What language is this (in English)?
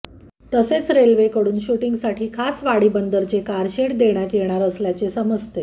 Marathi